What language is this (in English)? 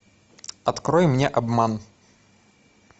Russian